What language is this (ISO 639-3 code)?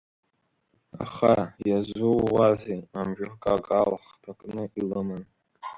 abk